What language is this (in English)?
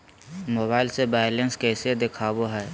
Magahi